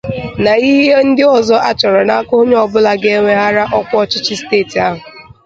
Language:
Igbo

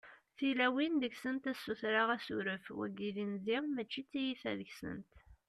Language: Kabyle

